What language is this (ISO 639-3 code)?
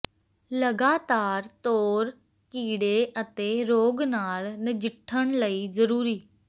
pan